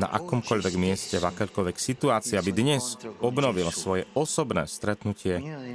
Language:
Slovak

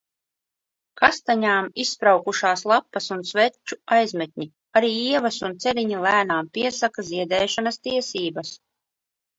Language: Latvian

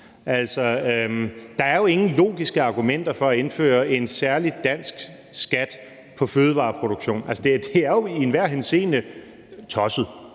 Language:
Danish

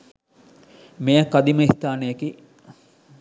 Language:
Sinhala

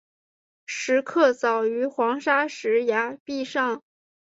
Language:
Chinese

